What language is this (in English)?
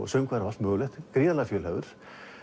Icelandic